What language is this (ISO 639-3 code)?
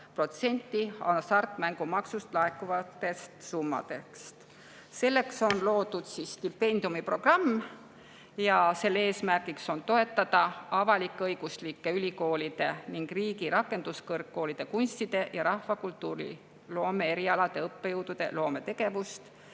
est